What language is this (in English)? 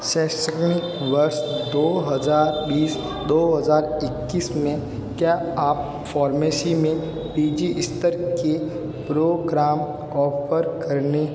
Hindi